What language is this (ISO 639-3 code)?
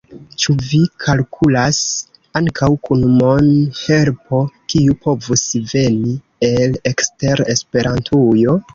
epo